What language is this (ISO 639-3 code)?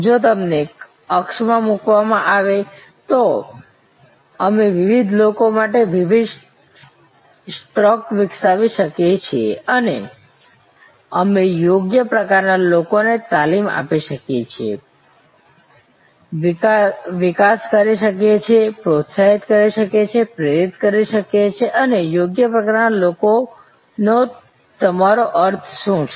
guj